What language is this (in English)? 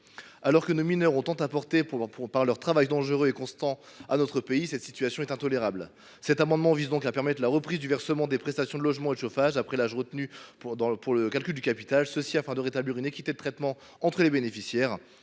French